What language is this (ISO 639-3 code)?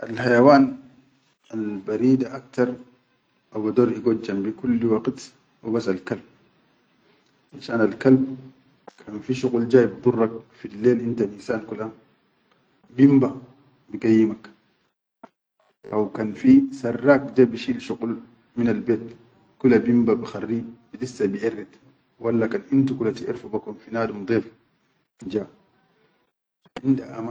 shu